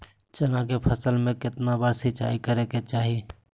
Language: Magahi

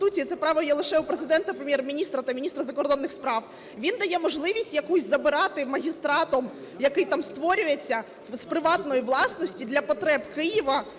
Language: Ukrainian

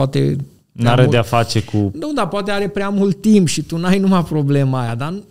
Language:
Romanian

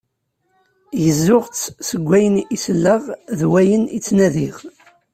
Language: Kabyle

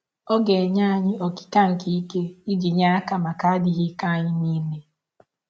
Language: Igbo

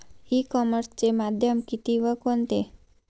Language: Marathi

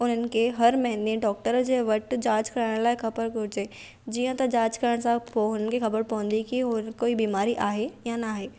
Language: Sindhi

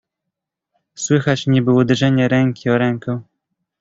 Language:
Polish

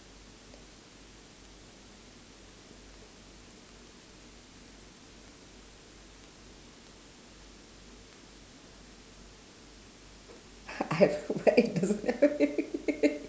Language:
English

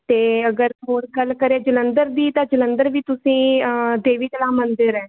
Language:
Punjabi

